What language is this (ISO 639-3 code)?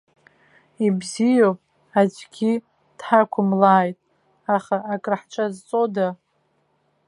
abk